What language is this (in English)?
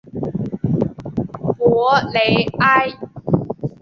Chinese